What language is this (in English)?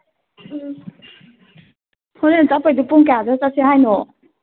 Manipuri